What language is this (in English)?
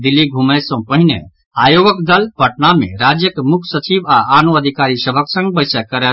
Maithili